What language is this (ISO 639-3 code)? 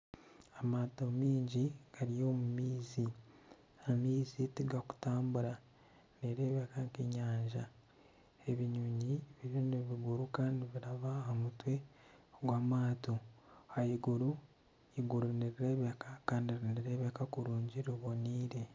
nyn